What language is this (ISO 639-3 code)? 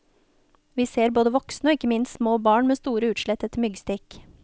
nor